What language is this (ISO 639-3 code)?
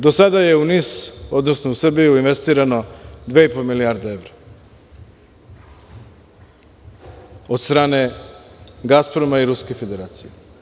srp